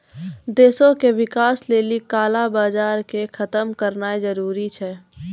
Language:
Maithili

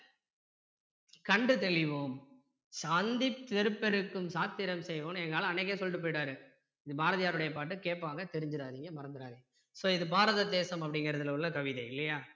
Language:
Tamil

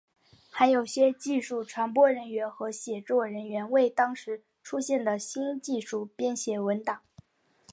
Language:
Chinese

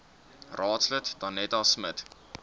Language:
Afrikaans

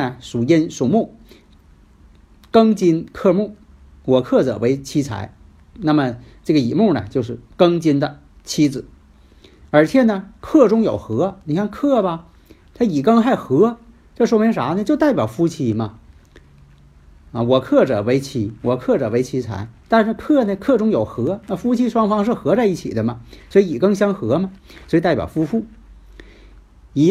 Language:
Chinese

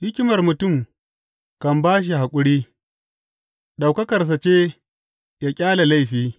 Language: Hausa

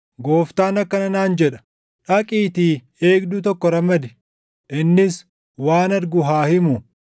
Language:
Oromo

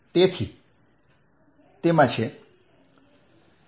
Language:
Gujarati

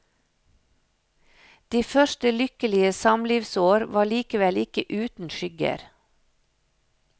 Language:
Norwegian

